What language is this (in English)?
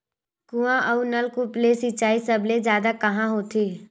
Chhattisgarhi